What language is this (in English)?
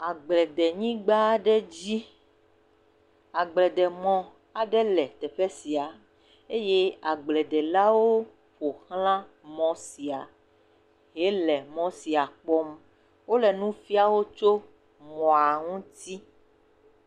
Ewe